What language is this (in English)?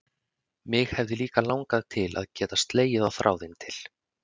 Icelandic